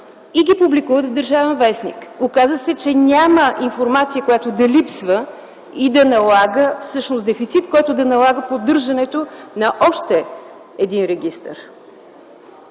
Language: Bulgarian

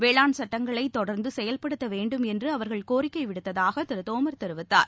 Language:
Tamil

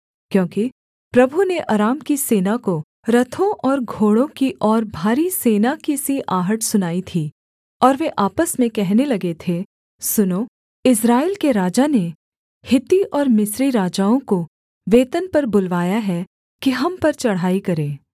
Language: Hindi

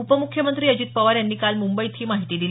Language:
Marathi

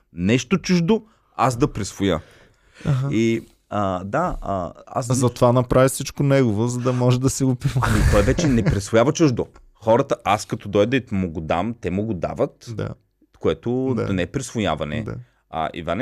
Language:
Bulgarian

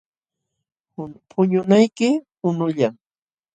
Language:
Jauja Wanca Quechua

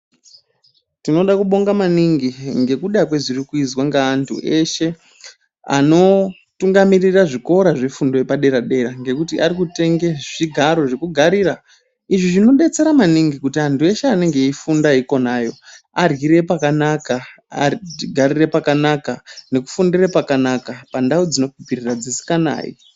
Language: Ndau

